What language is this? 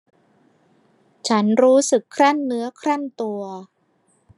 Thai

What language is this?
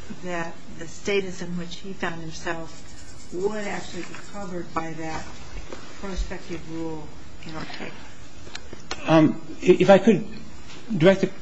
English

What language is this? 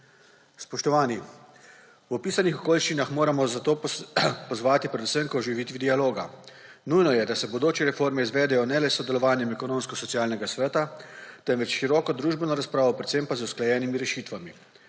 Slovenian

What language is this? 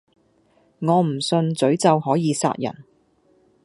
Cantonese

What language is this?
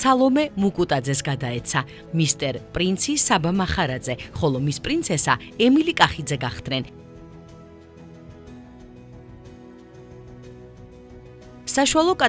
Romanian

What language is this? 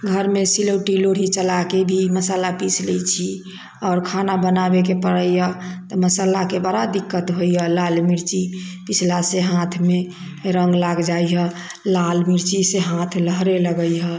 Maithili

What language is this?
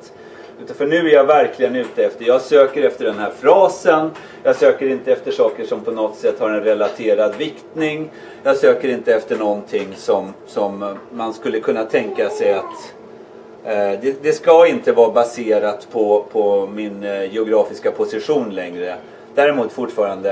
Swedish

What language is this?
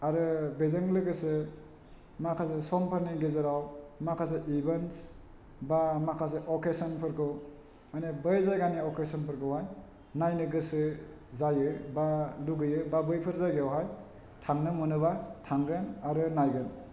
Bodo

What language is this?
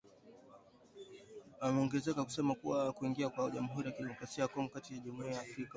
Swahili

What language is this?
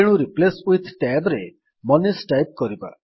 Odia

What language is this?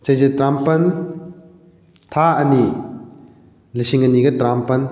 Manipuri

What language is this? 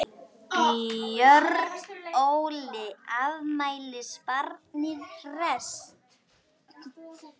Icelandic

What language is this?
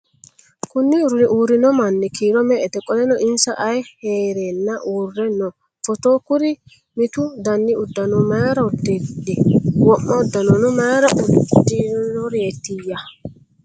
Sidamo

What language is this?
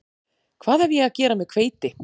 Icelandic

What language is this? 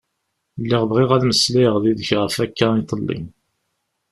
Kabyle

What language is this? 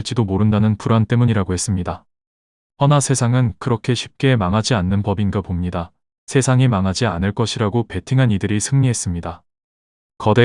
Korean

